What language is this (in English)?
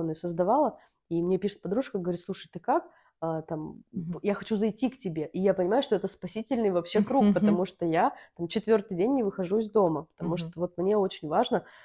Russian